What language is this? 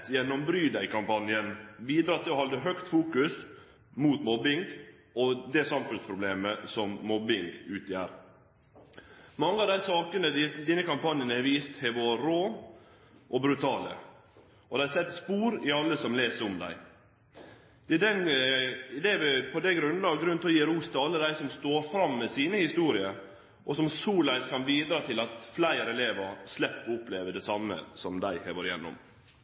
Norwegian Nynorsk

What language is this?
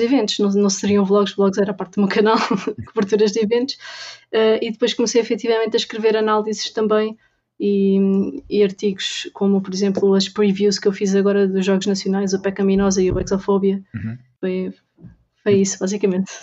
Portuguese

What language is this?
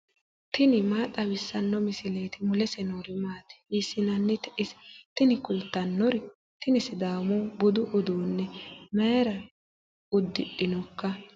Sidamo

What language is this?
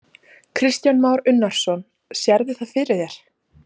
Icelandic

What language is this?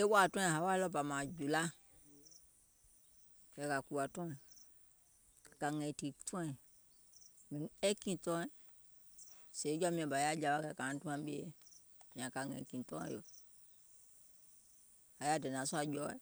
Gola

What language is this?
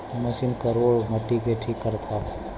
Bhojpuri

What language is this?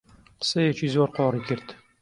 Central Kurdish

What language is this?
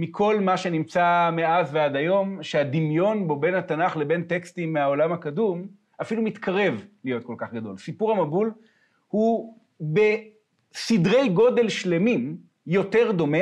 Hebrew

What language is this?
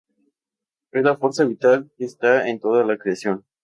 Spanish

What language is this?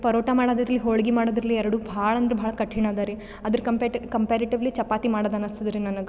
Kannada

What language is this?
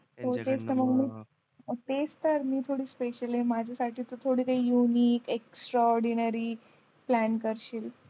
Marathi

